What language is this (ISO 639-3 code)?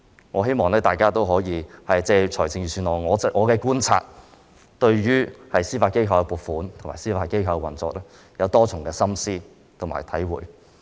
yue